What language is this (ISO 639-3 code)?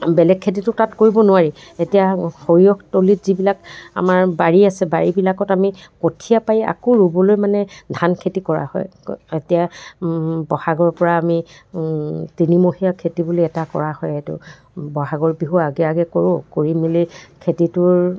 asm